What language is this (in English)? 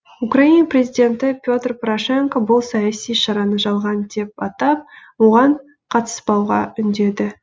Kazakh